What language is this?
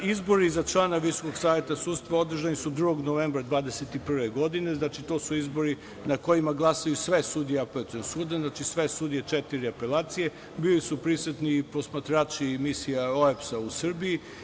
Serbian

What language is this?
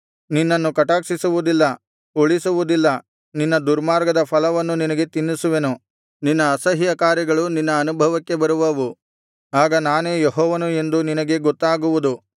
Kannada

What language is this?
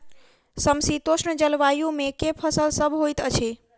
Maithili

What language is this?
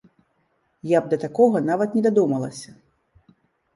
Belarusian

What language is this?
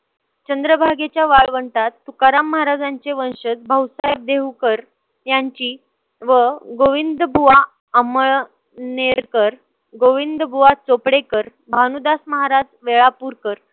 Marathi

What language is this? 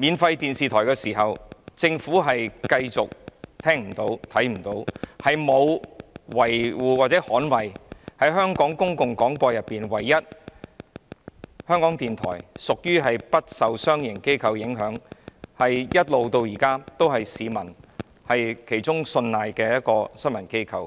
Cantonese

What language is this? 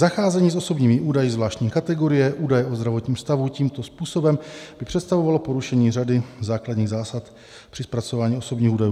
Czech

